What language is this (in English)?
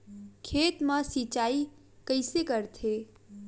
Chhattisgarhi